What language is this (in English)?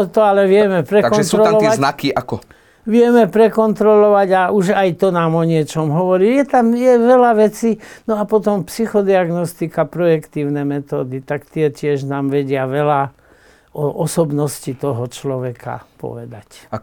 Slovak